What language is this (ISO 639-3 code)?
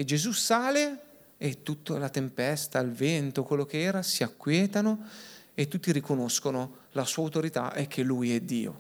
ita